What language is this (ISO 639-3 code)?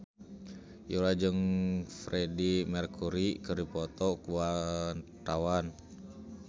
sun